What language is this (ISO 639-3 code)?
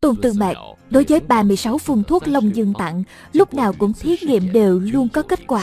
vie